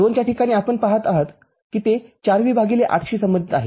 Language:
Marathi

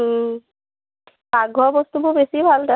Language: Assamese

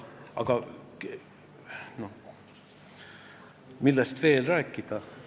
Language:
Estonian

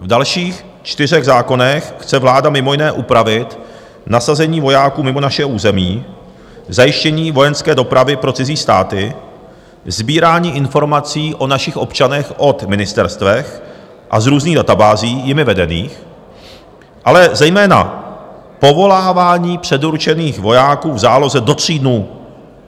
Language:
Czech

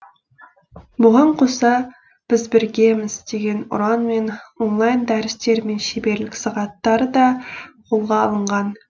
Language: Kazakh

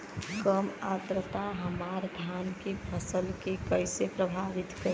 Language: Bhojpuri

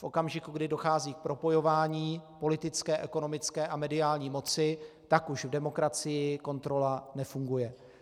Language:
Czech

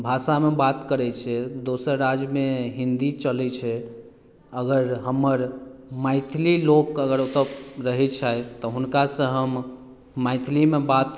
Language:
Maithili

